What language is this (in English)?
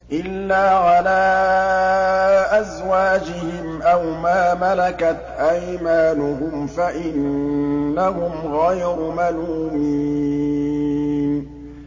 Arabic